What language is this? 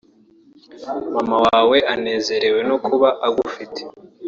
Kinyarwanda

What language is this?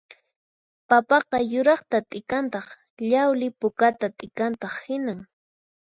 Puno Quechua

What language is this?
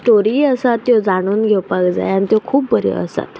Konkani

